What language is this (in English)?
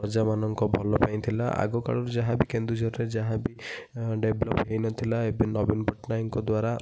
Odia